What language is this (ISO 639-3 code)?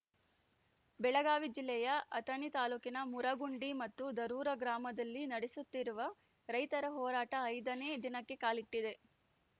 kan